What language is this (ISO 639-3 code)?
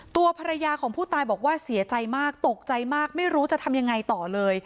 tha